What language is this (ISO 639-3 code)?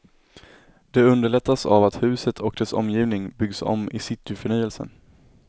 swe